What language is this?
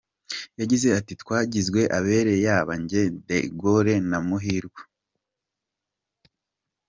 Kinyarwanda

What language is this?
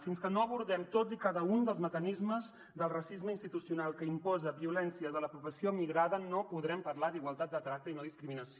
Catalan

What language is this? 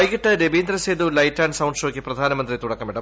Malayalam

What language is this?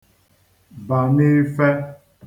Igbo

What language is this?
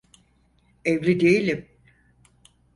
Turkish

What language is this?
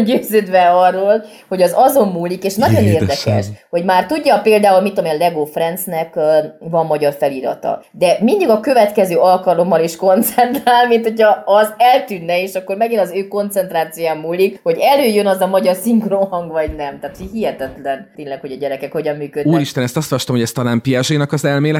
Hungarian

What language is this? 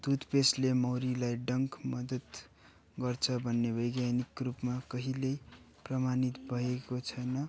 Nepali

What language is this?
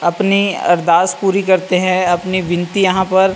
Hindi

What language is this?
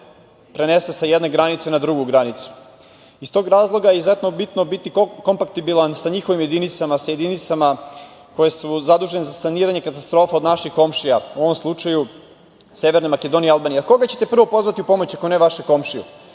Serbian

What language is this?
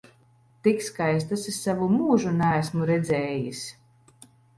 Latvian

